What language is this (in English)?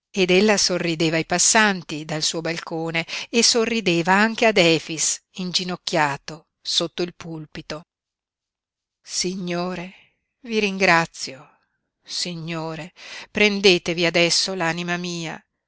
Italian